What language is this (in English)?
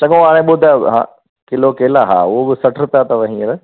Sindhi